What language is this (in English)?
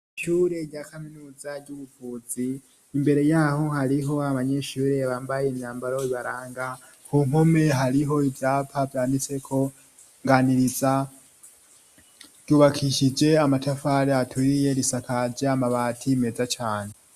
Rundi